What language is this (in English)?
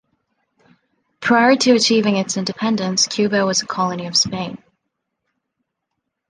English